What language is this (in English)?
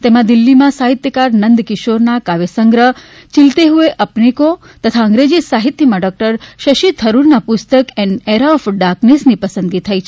Gujarati